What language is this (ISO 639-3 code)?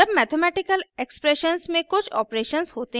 hin